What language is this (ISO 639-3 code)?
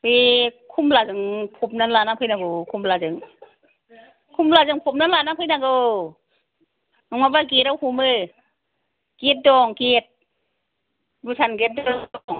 brx